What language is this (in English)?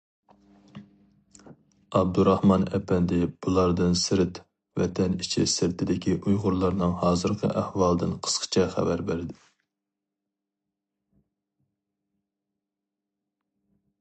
Uyghur